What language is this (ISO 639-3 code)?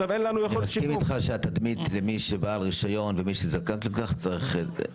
heb